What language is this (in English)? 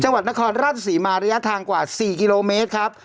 Thai